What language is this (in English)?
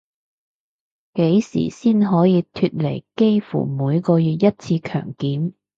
Cantonese